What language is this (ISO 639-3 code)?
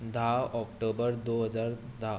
kok